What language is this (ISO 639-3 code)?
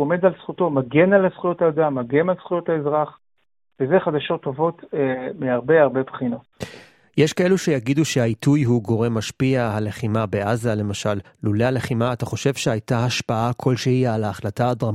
heb